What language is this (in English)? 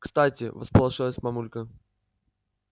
Russian